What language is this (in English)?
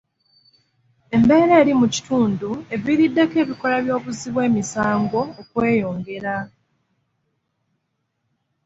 Ganda